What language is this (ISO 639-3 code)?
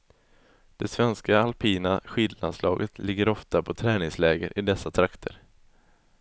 swe